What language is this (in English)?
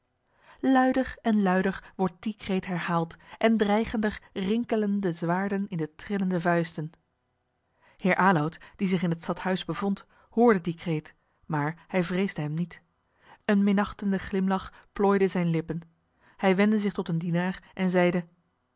Dutch